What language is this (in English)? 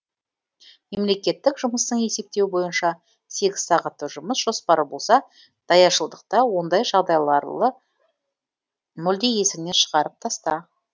Kazakh